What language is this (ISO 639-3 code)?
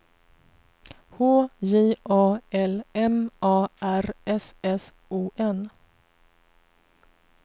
swe